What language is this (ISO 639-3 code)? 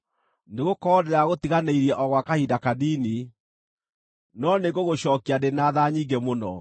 kik